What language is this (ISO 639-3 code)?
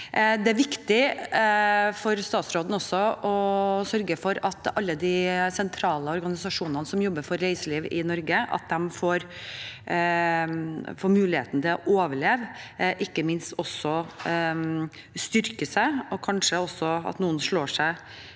nor